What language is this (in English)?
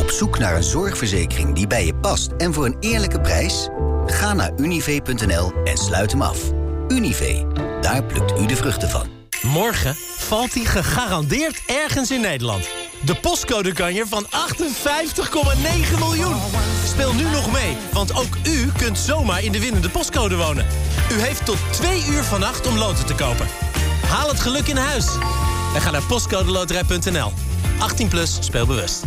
Dutch